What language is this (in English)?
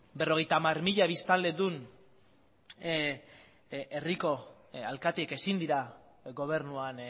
Basque